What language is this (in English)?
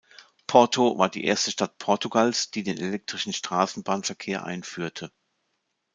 German